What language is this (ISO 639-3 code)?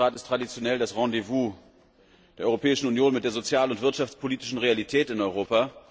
deu